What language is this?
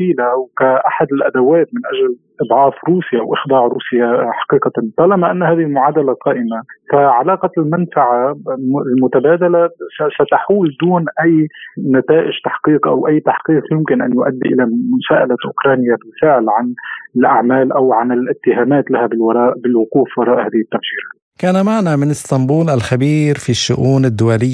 Arabic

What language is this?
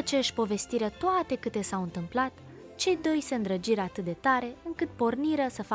Romanian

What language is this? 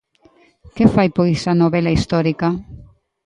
Galician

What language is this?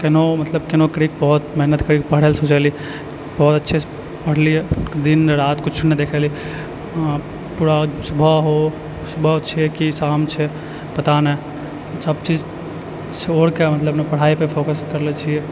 Maithili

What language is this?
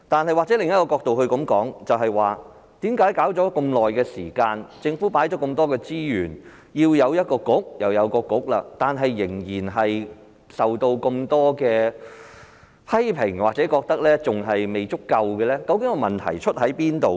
Cantonese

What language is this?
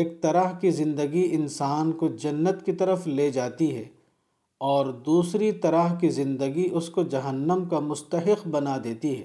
Urdu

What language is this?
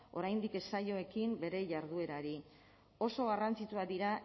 Basque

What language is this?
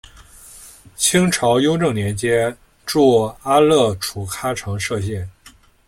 Chinese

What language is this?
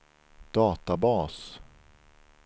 Swedish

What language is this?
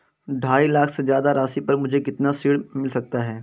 Hindi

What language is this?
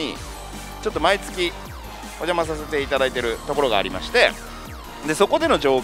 Japanese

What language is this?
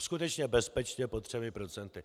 Czech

